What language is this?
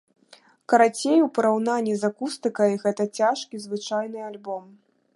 Belarusian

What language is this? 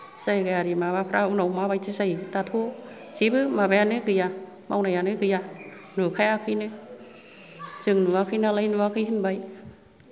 Bodo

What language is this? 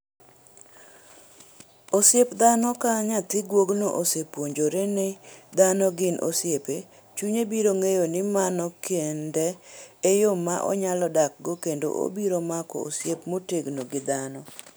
Luo (Kenya and Tanzania)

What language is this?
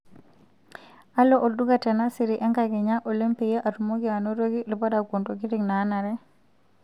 Masai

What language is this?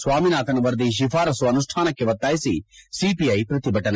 Kannada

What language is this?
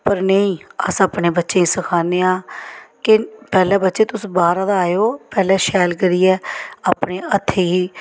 Dogri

